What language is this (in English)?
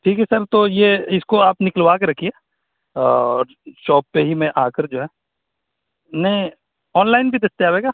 Urdu